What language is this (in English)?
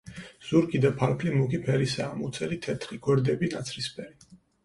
Georgian